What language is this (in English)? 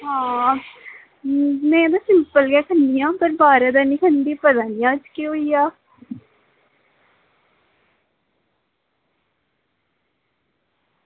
Dogri